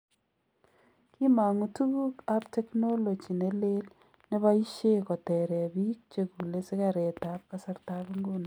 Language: Kalenjin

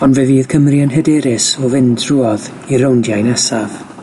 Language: Welsh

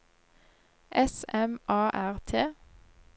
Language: Norwegian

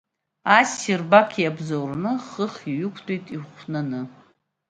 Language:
Abkhazian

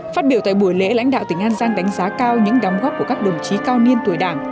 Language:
Vietnamese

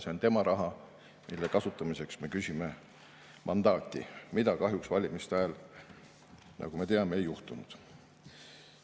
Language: Estonian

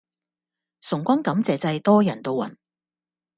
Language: Cantonese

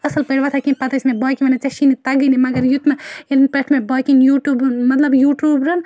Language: Kashmiri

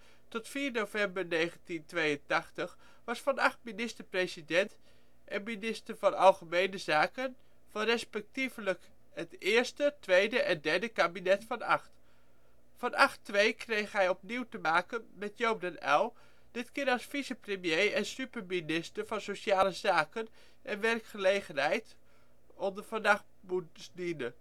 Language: Dutch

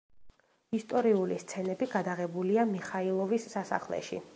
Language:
Georgian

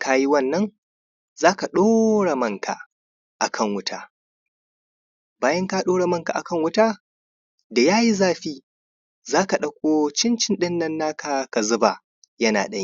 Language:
Hausa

